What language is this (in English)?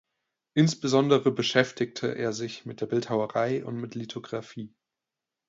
German